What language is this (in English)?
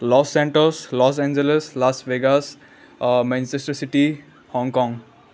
Nepali